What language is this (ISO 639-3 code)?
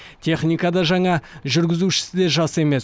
kaz